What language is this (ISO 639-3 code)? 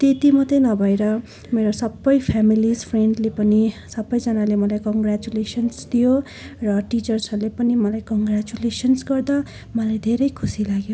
nep